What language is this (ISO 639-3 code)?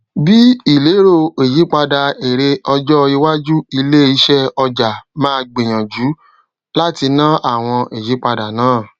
yor